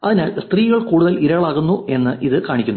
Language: Malayalam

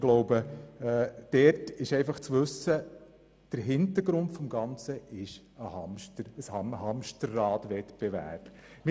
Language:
Swiss German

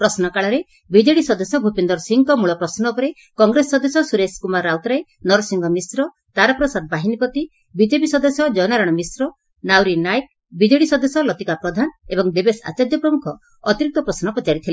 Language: Odia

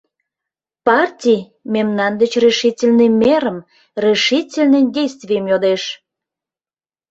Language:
Mari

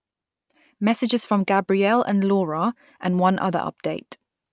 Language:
English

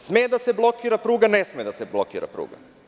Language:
Serbian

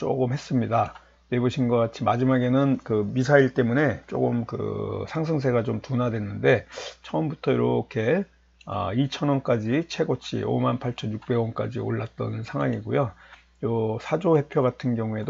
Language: Korean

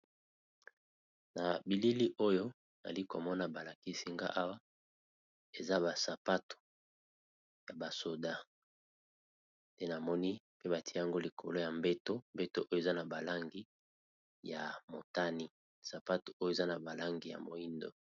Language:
Lingala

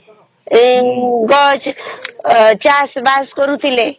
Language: Odia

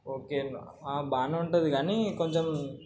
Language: Telugu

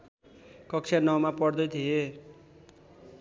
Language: Nepali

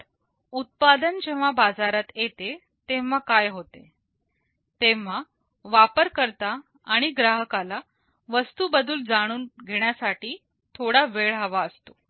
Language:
Marathi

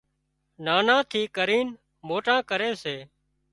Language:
Wadiyara Koli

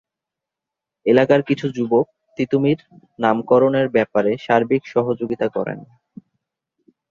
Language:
Bangla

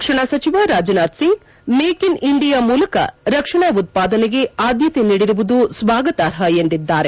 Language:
Kannada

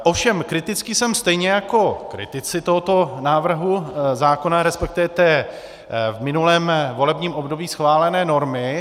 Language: Czech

